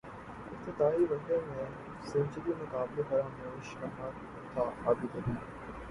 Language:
Urdu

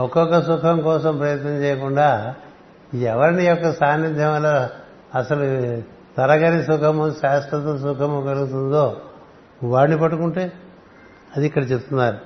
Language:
Telugu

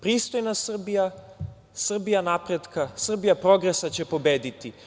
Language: Serbian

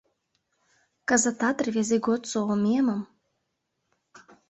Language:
Mari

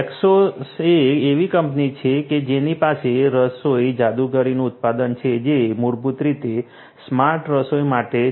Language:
Gujarati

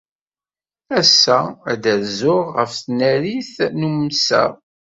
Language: Kabyle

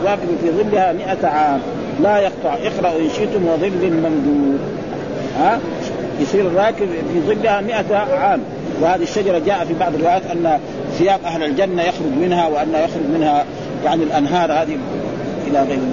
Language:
Arabic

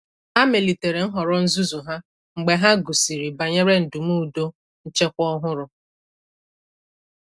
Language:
Igbo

